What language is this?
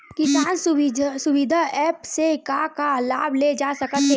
Chhattisgarhi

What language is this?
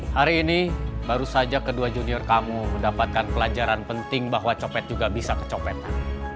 Indonesian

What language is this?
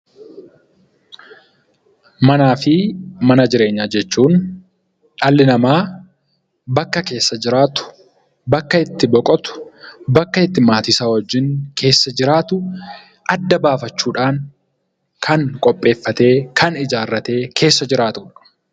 Oromo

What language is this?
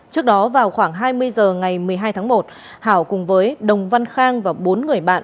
Vietnamese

